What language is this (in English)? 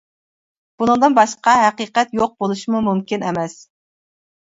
Uyghur